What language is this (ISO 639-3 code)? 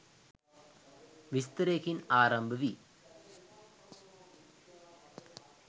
sin